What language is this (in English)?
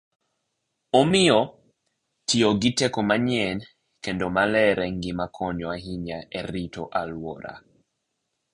Luo (Kenya and Tanzania)